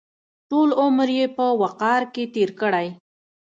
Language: Pashto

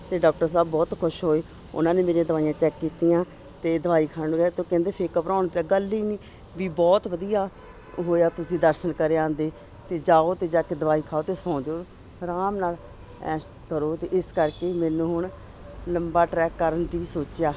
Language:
Punjabi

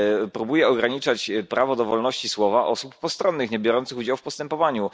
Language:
Polish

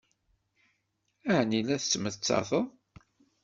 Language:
Kabyle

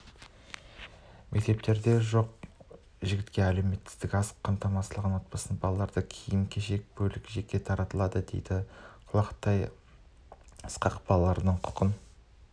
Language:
Kazakh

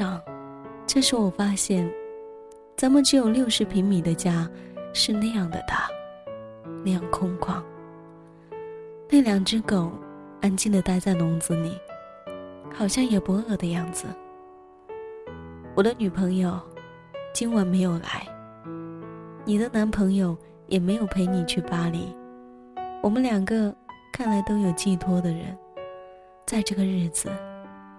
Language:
Chinese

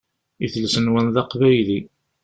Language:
Kabyle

